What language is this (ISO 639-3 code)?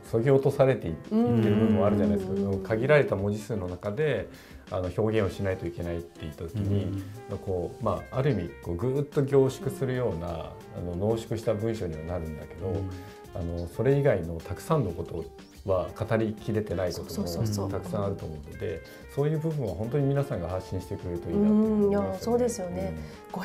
jpn